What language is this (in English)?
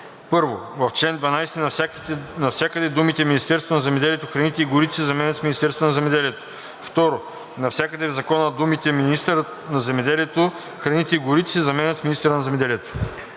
Bulgarian